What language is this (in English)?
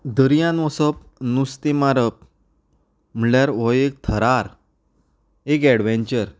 Konkani